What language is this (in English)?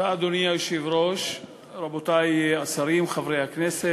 Hebrew